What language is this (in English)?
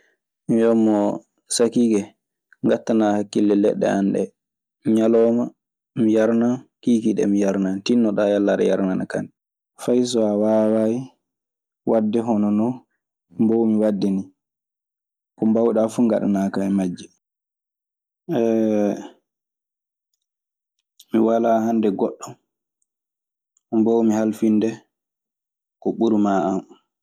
Maasina Fulfulde